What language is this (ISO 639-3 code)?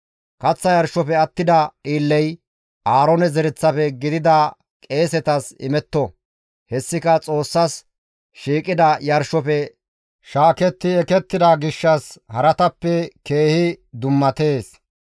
gmv